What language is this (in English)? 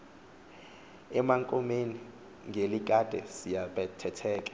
Xhosa